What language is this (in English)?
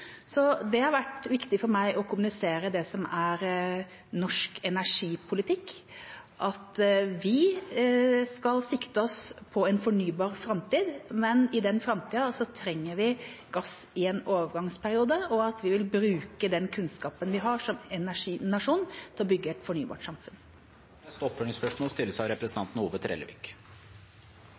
Norwegian